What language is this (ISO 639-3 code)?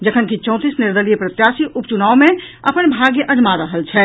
mai